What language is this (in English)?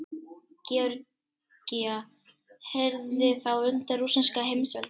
Icelandic